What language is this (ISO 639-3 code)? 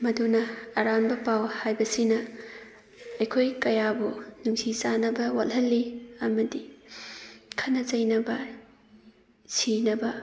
mni